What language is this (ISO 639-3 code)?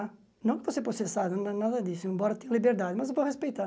por